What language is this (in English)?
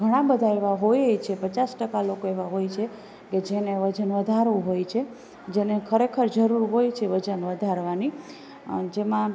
Gujarati